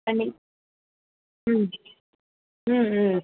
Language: Tamil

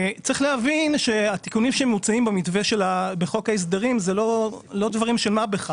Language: Hebrew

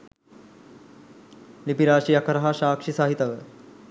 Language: Sinhala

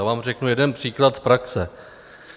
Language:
Czech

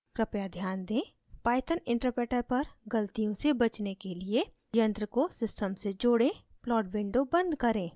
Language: Hindi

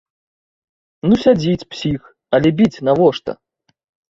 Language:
Belarusian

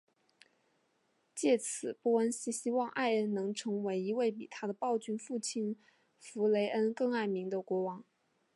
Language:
Chinese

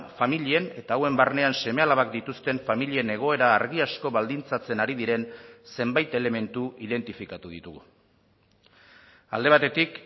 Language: Basque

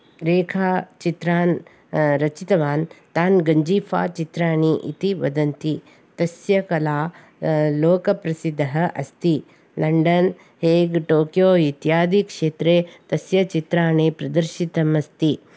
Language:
Sanskrit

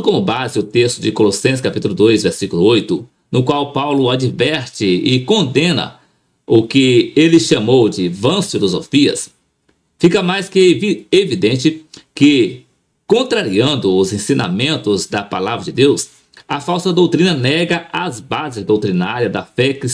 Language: Portuguese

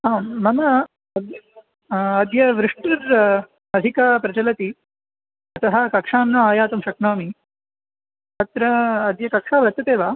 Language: Sanskrit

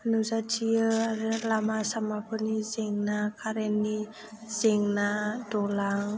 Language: Bodo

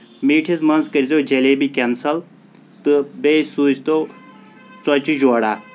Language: Kashmiri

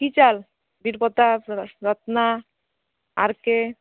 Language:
Bangla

